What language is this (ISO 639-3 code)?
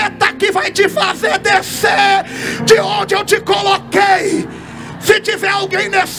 por